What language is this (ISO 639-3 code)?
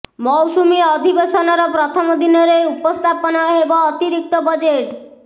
ori